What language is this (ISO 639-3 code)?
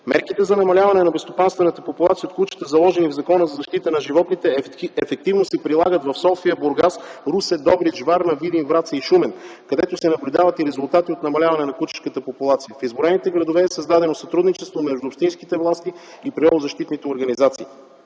bul